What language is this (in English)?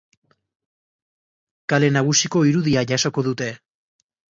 Basque